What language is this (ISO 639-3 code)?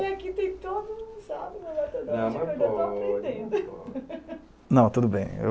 por